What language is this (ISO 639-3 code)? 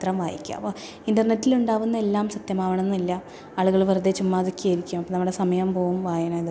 mal